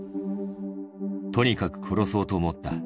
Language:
Japanese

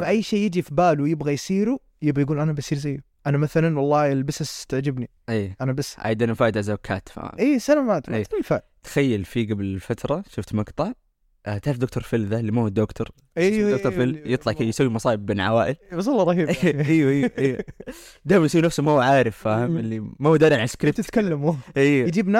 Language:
Arabic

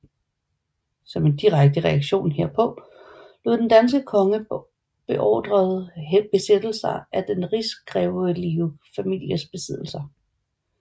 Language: Danish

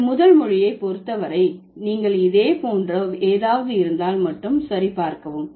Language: Tamil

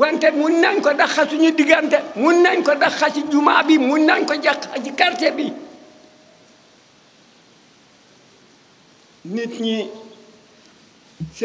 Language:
French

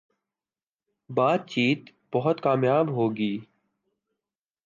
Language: Urdu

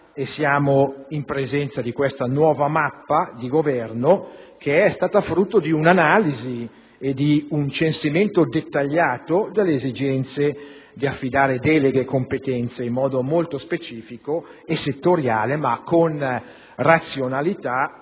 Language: Italian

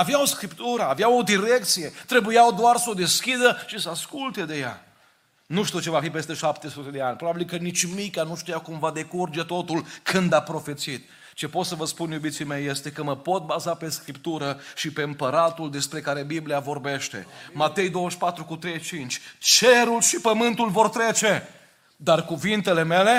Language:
Romanian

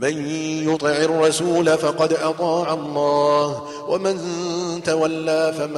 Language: Arabic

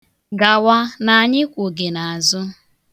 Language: Igbo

